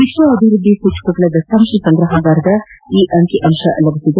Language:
Kannada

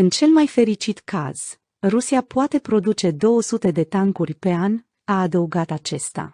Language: Romanian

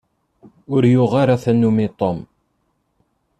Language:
Kabyle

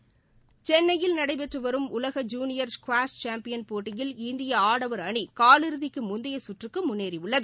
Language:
Tamil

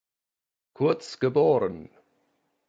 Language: German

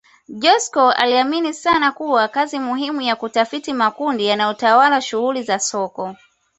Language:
Swahili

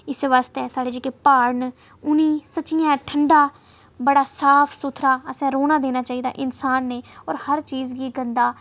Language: Dogri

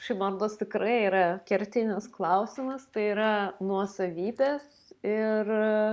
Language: Lithuanian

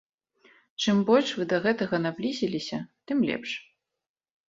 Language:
Belarusian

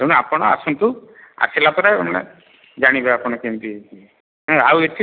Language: Odia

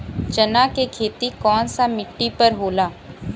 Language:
Bhojpuri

